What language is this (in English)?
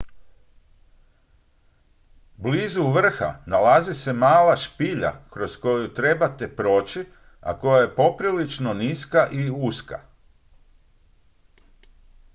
Croatian